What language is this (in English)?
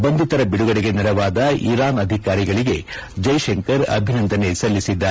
Kannada